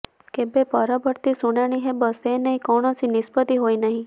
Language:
Odia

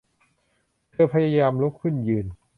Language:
Thai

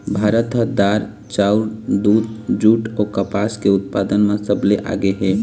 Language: Chhattisgarhi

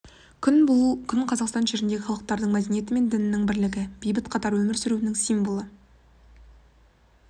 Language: Kazakh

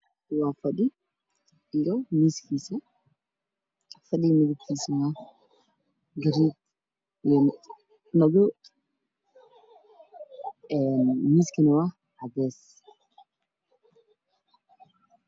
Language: Somali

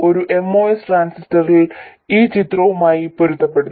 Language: Malayalam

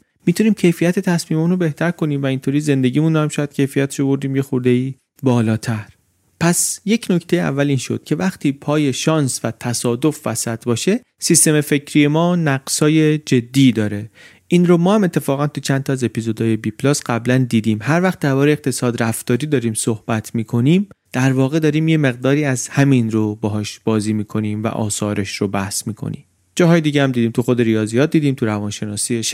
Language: Persian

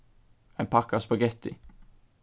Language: Faroese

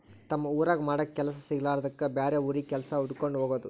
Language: Kannada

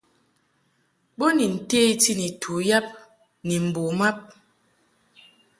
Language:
Mungaka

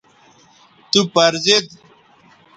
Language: Bateri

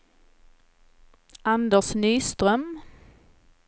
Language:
Swedish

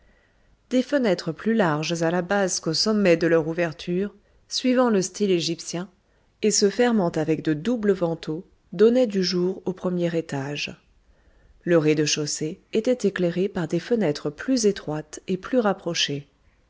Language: French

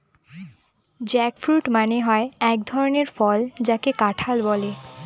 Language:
Bangla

